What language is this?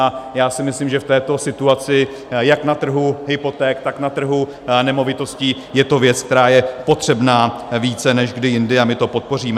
Czech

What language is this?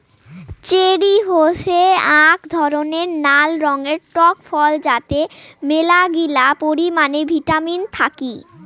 Bangla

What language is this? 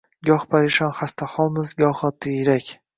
Uzbek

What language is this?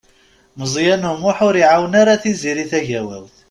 Kabyle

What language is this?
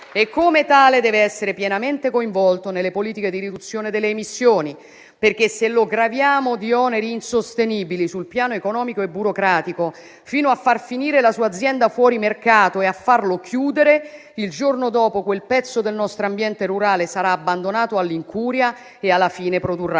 Italian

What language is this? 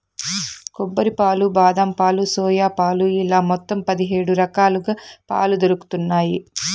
Telugu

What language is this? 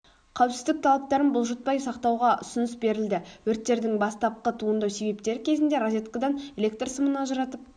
Kazakh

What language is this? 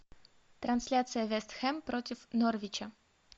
Russian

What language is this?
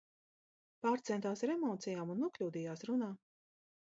Latvian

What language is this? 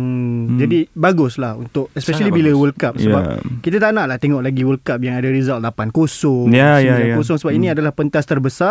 Malay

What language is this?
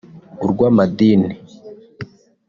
Kinyarwanda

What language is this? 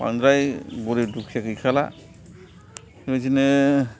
Bodo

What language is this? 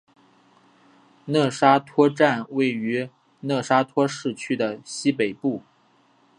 Chinese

